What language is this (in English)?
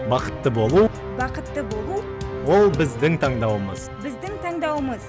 Kazakh